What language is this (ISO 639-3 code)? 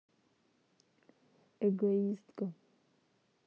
rus